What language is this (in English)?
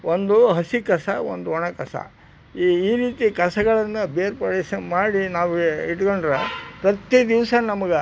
Kannada